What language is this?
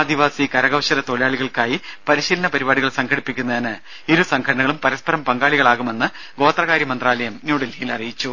Malayalam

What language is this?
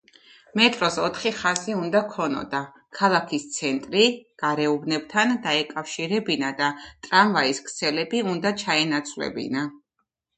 Georgian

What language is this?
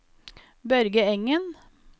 Norwegian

